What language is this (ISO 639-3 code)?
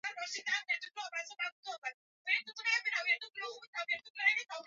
swa